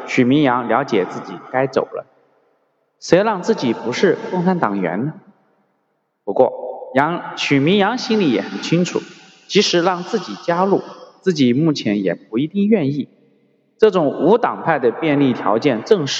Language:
Chinese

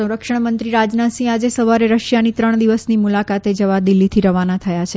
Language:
Gujarati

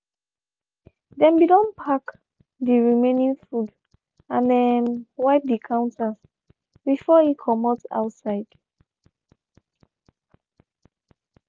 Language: Nigerian Pidgin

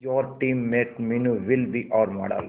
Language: Hindi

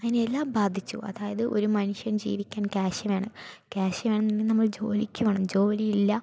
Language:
Malayalam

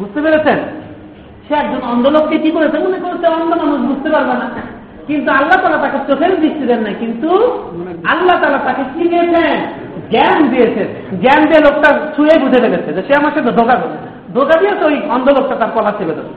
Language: Bangla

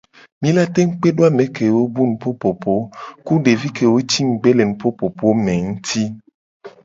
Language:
Gen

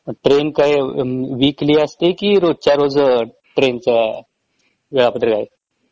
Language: Marathi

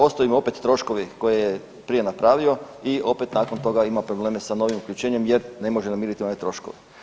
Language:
Croatian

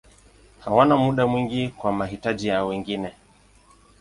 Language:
Swahili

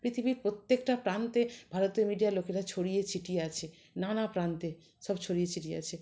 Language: Bangla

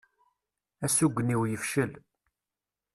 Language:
Kabyle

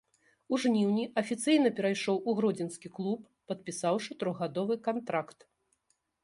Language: Belarusian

